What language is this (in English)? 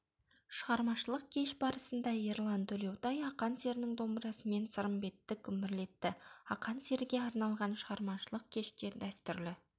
Kazakh